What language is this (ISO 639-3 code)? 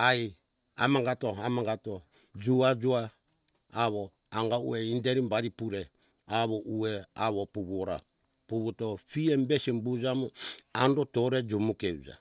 hkk